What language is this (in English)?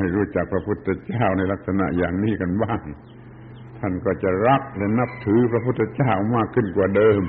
Thai